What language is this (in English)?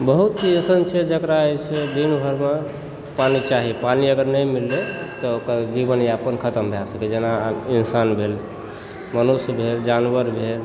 Maithili